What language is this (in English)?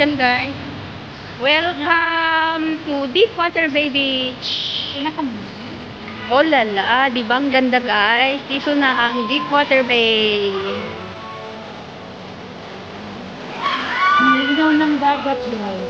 Filipino